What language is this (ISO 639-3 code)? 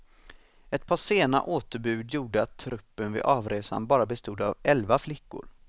swe